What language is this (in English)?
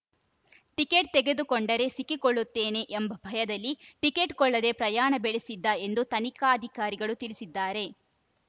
Kannada